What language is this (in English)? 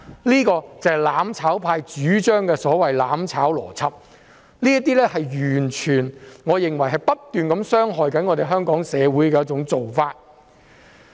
Cantonese